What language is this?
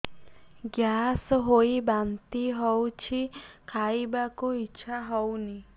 Odia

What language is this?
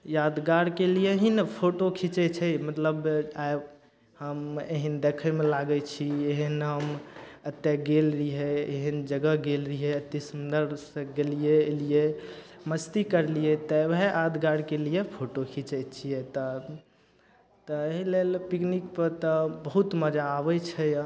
Maithili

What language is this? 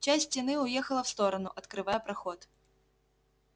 Russian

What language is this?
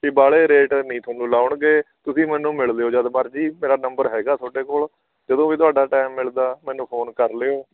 Punjabi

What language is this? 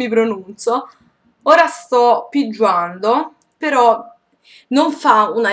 Italian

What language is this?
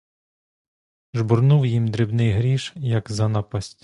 Ukrainian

